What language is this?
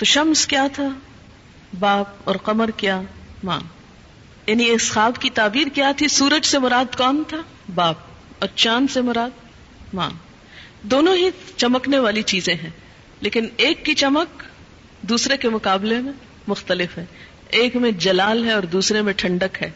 Urdu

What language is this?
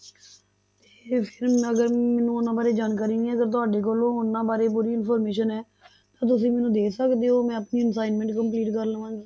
Punjabi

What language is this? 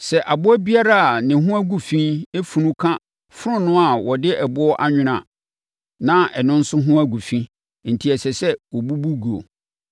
Akan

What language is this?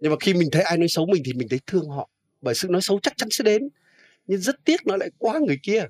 Vietnamese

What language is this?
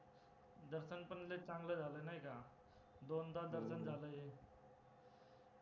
Marathi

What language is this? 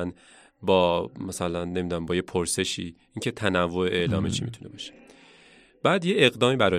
Persian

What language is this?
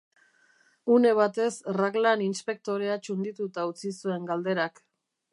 Basque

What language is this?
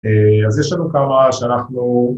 Hebrew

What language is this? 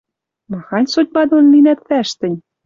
Western Mari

